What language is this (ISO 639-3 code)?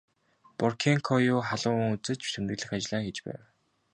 mon